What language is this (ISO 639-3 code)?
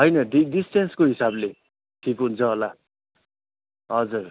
nep